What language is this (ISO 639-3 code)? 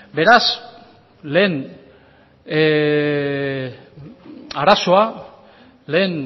eus